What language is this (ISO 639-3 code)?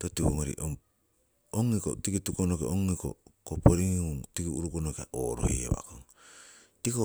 siw